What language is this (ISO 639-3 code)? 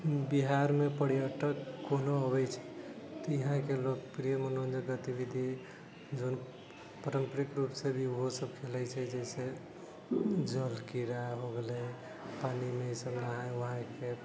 mai